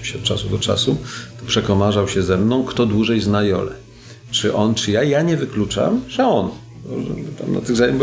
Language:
Polish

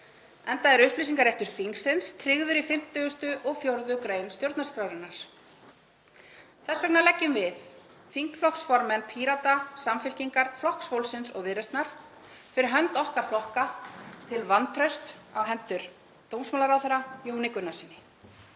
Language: Icelandic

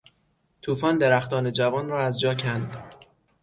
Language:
Persian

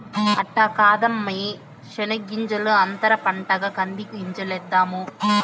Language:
Telugu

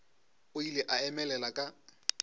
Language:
Northern Sotho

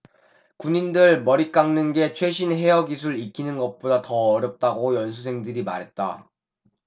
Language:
Korean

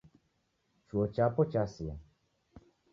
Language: Taita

